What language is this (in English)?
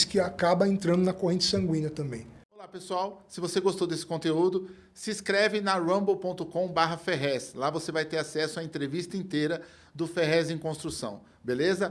Portuguese